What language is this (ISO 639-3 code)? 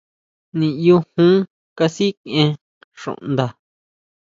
mau